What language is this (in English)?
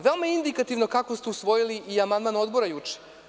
Serbian